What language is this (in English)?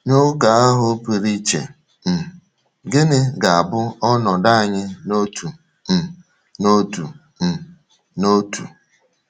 Igbo